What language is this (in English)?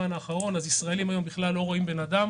Hebrew